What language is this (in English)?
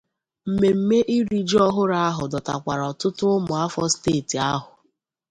Igbo